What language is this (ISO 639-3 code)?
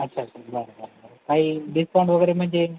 mar